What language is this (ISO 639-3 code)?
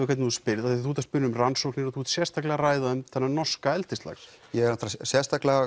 isl